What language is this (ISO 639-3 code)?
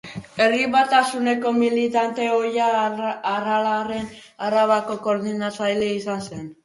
eus